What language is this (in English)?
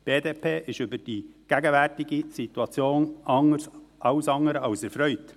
Swiss German